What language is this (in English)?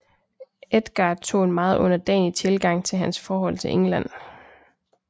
Danish